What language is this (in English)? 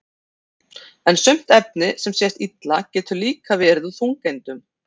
Icelandic